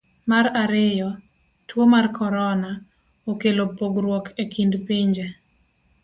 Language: Luo (Kenya and Tanzania)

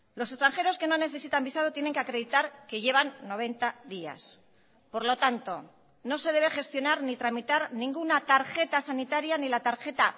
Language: Spanish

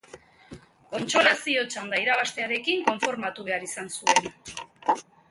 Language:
Basque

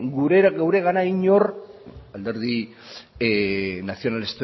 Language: Basque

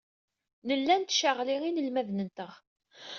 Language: Kabyle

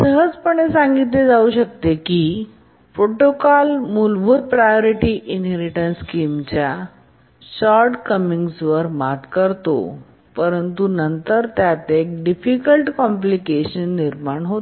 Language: Marathi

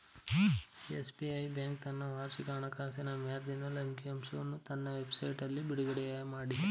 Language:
Kannada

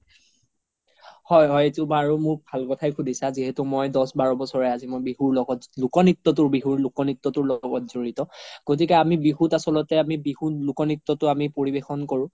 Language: Assamese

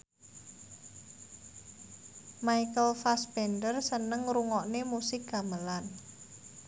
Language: Javanese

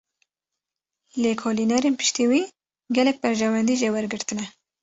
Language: Kurdish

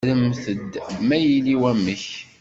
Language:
Kabyle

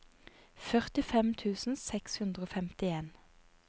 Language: Norwegian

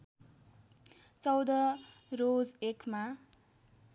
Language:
Nepali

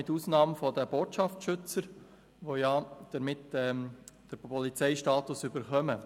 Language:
Swiss German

